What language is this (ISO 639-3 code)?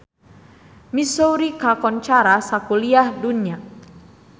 sun